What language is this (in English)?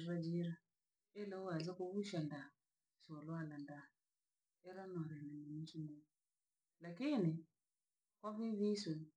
Langi